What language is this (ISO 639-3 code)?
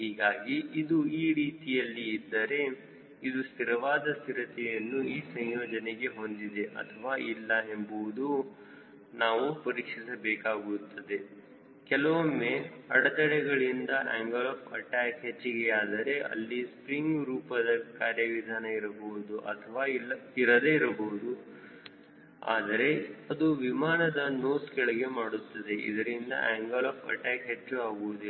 kan